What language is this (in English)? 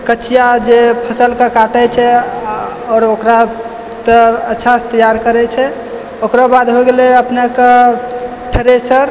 Maithili